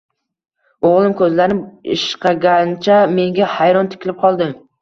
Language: Uzbek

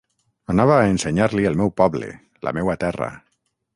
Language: Catalan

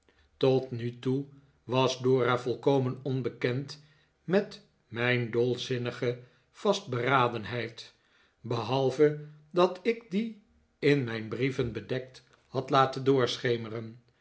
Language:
Dutch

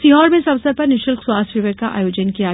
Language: Hindi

